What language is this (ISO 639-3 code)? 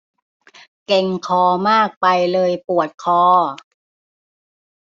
tha